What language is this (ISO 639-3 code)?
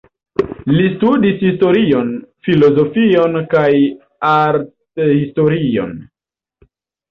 epo